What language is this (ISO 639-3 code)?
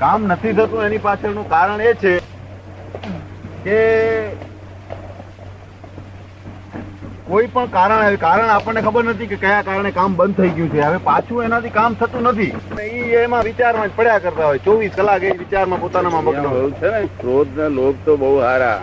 guj